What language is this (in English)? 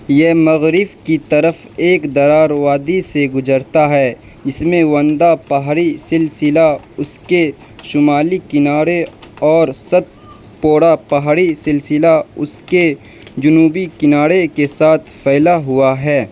Urdu